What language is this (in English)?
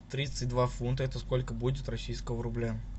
Russian